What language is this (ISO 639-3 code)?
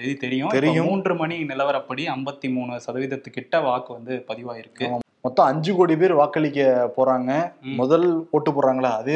tam